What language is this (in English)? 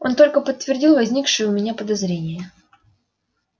Russian